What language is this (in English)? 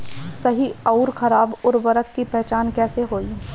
Bhojpuri